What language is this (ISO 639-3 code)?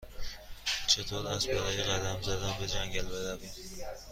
fas